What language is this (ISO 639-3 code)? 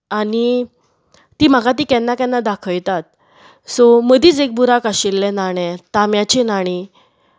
kok